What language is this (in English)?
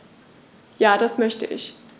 German